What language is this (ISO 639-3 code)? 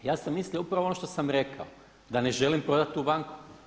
hrv